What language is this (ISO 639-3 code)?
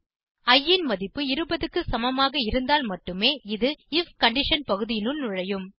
tam